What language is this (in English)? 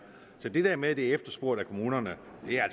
Danish